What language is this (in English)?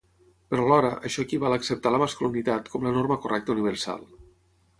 Catalan